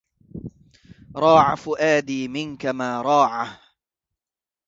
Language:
Arabic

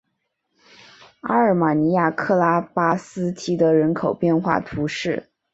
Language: Chinese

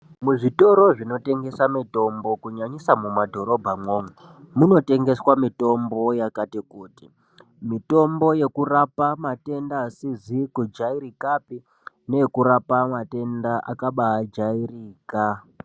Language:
Ndau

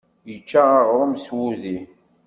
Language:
Kabyle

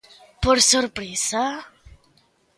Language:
Galician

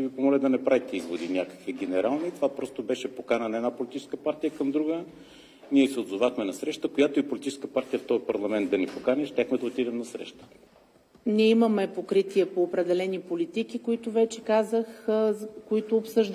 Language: Bulgarian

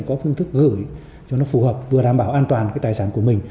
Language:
Vietnamese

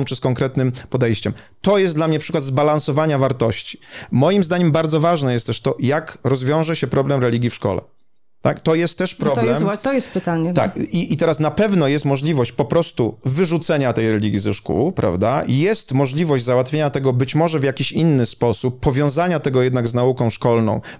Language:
Polish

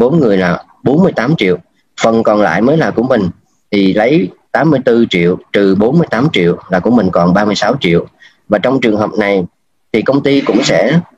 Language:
Vietnamese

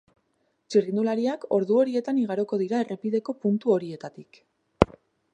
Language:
Basque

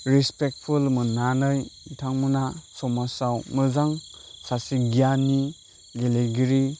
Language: Bodo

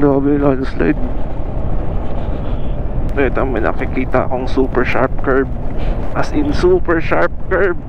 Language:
Filipino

